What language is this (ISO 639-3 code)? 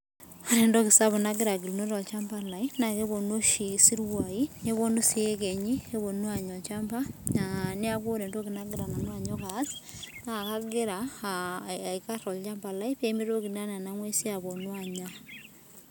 mas